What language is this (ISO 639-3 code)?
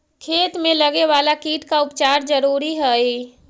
mag